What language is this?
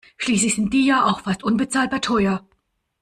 German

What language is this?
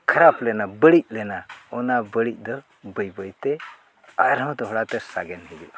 Santali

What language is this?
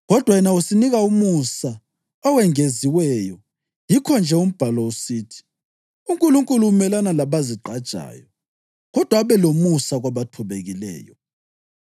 North Ndebele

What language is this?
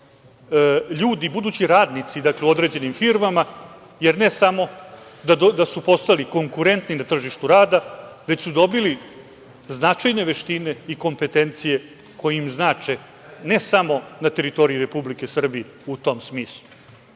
Serbian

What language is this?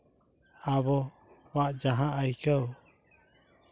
Santali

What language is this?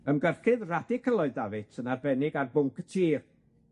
Welsh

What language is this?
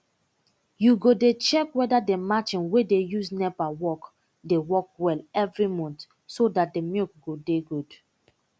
Nigerian Pidgin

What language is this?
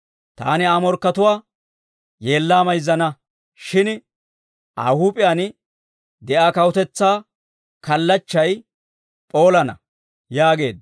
Dawro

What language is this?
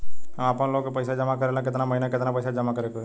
Bhojpuri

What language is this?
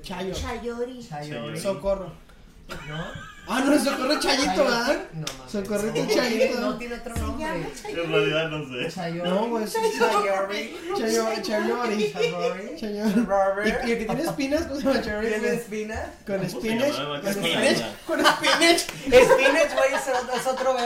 Spanish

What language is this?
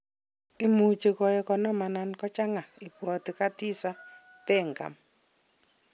Kalenjin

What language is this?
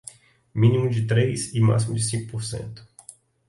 Portuguese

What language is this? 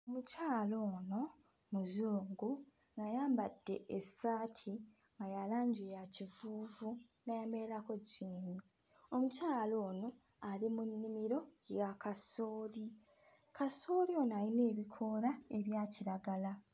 Ganda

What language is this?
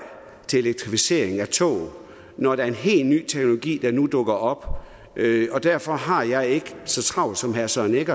Danish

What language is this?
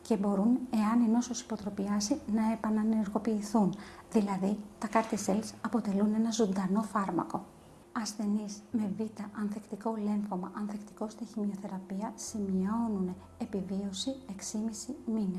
Greek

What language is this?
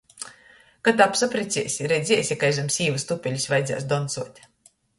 Latgalian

